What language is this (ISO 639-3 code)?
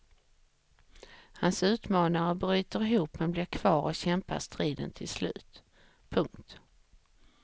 swe